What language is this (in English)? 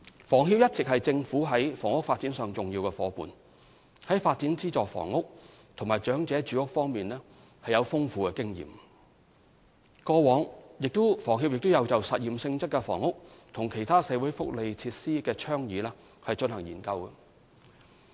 Cantonese